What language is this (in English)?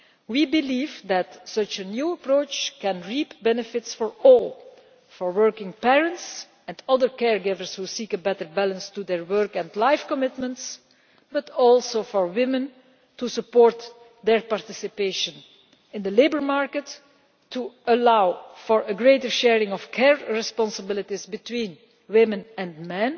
English